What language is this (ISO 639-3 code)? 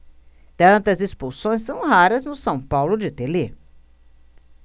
por